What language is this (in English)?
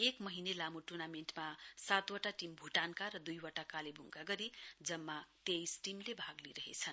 Nepali